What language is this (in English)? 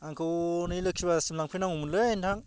Bodo